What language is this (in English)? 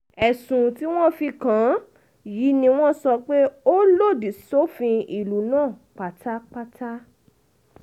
Yoruba